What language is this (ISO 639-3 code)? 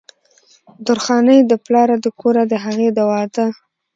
pus